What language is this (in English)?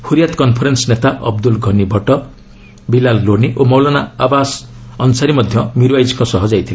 Odia